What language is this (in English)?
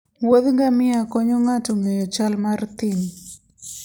Luo (Kenya and Tanzania)